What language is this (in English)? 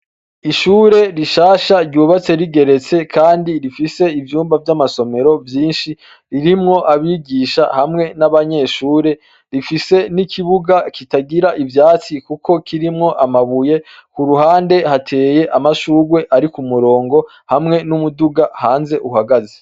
Rundi